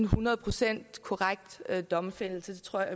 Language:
Danish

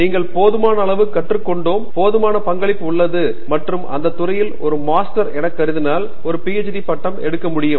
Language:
Tamil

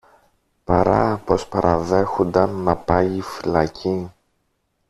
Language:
Greek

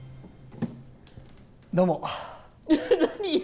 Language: Japanese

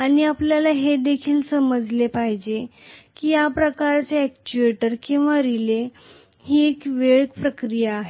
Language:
Marathi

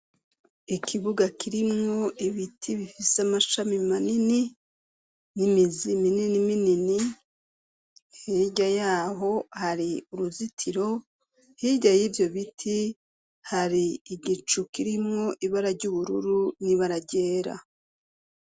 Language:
Rundi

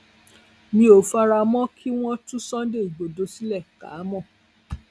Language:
Yoruba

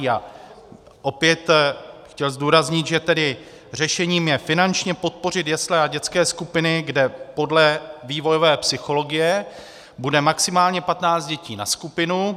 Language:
Czech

